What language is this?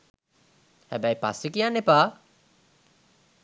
Sinhala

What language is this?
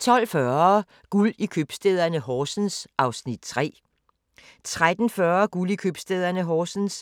Danish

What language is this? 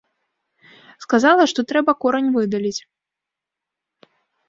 Belarusian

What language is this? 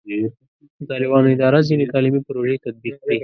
Pashto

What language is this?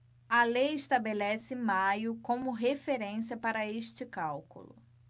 Portuguese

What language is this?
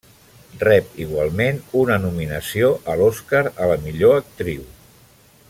Catalan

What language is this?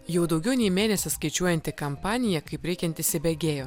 Lithuanian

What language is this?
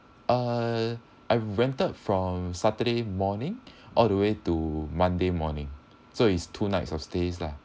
English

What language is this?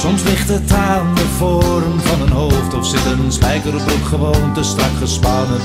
Dutch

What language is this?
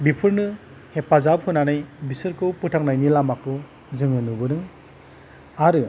Bodo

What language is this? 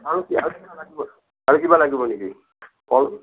Assamese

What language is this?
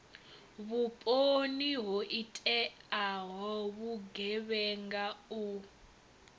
Venda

